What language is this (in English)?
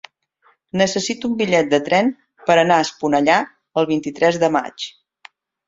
Catalan